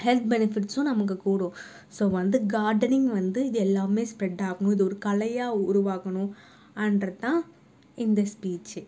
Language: Tamil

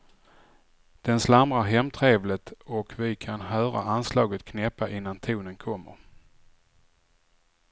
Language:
Swedish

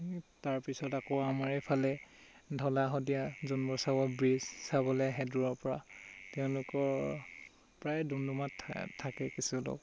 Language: Assamese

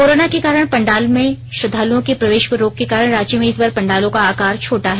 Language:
Hindi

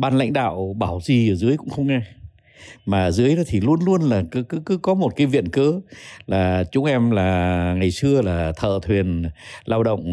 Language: Vietnamese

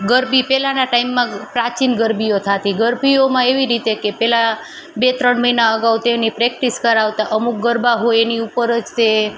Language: Gujarati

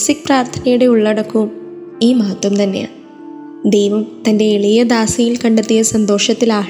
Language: Malayalam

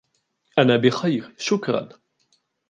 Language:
Arabic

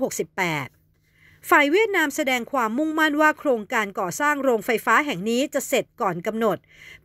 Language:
Thai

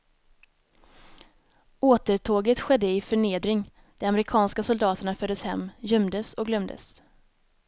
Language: Swedish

